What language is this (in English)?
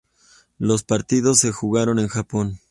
Spanish